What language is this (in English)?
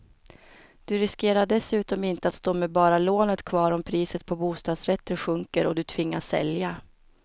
Swedish